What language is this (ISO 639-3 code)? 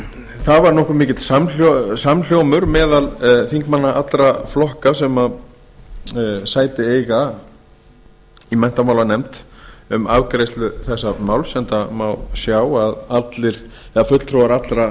isl